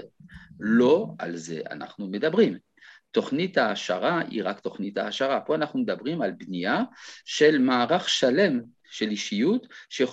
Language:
Hebrew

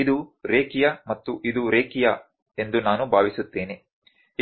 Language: Kannada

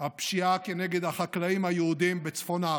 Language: Hebrew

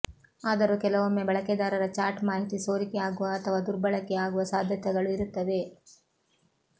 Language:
Kannada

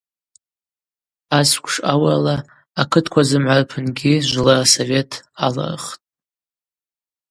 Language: Abaza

